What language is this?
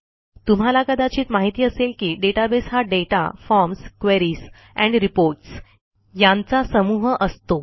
Marathi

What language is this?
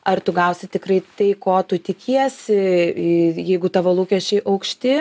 Lithuanian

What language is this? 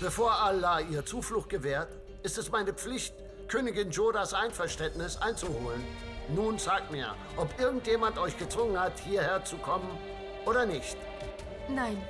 German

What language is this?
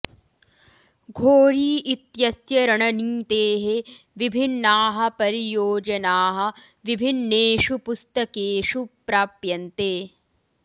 Sanskrit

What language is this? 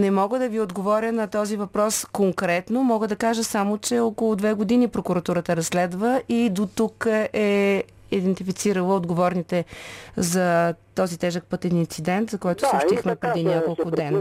Bulgarian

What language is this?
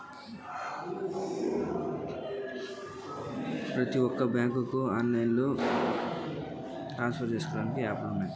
Telugu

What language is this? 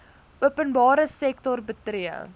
Afrikaans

